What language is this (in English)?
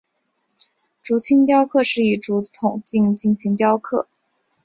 Chinese